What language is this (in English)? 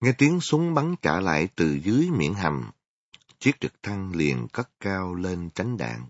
Vietnamese